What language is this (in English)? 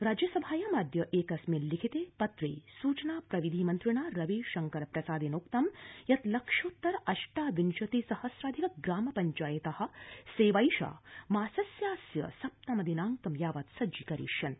Sanskrit